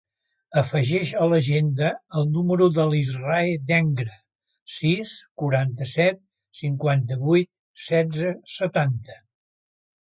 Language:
Catalan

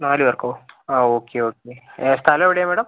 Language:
Malayalam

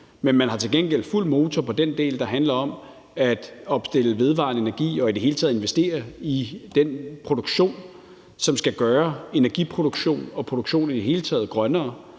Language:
Danish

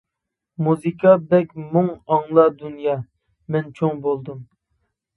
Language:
Uyghur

